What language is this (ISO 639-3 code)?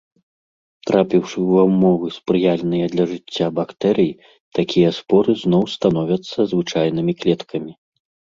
bel